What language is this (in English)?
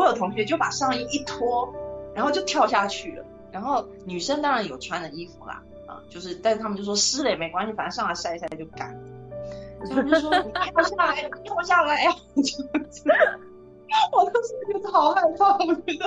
Chinese